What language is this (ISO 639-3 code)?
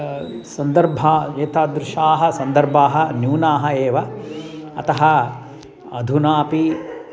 san